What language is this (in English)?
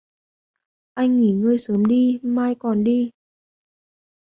Vietnamese